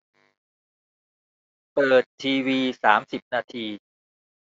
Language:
Thai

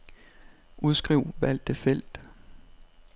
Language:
Danish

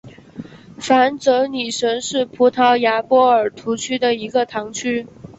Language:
Chinese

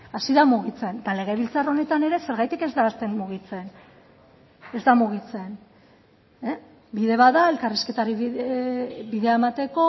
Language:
Basque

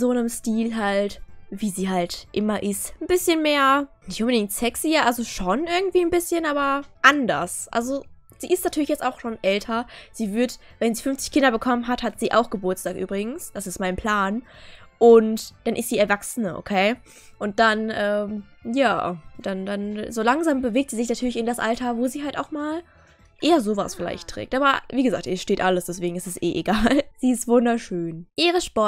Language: German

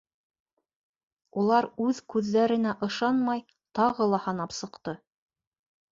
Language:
Bashkir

